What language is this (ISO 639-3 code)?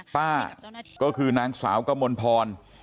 tha